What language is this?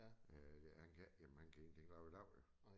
Danish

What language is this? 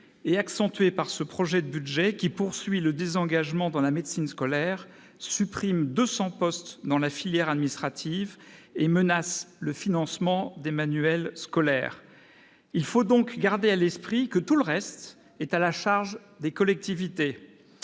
French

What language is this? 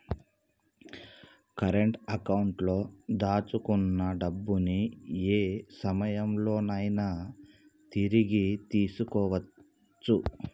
Telugu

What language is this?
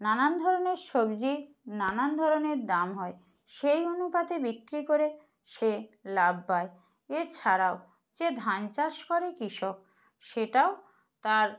Bangla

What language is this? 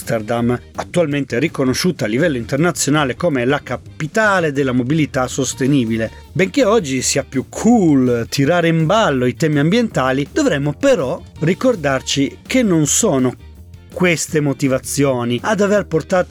Italian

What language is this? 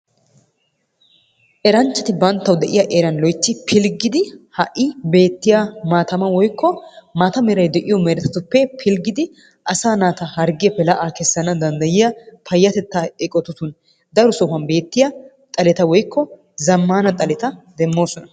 Wolaytta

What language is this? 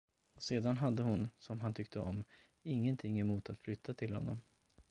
Swedish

